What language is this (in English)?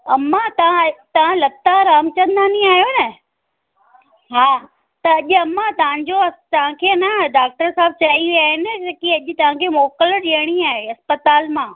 Sindhi